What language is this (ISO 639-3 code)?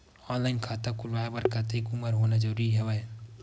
hne